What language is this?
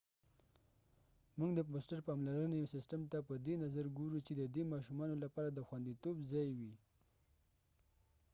Pashto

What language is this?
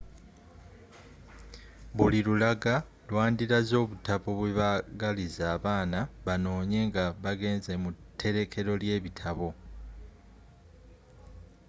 Ganda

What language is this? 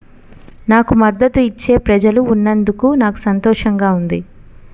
Telugu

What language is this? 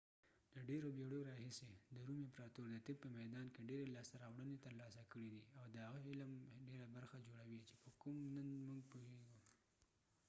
Pashto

